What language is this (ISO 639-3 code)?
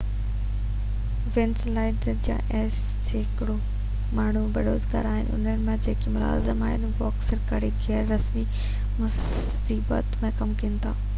snd